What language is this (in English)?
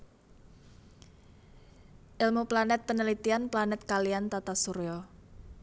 Javanese